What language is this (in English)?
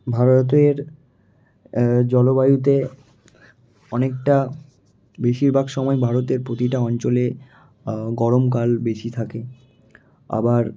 Bangla